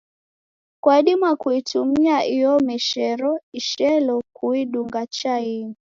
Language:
Taita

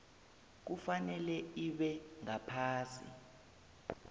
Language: South Ndebele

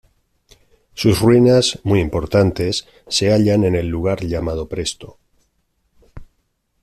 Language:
Spanish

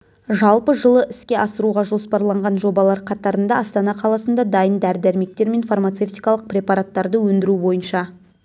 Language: Kazakh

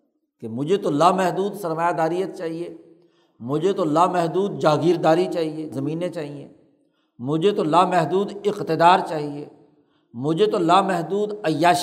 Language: Urdu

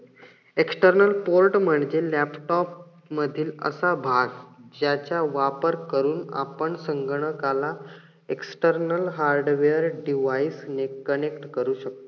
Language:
Marathi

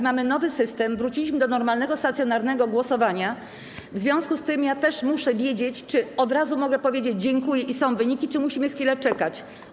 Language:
Polish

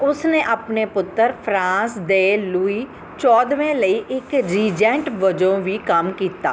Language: Punjabi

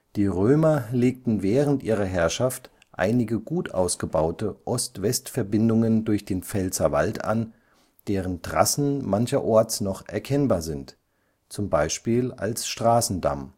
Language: German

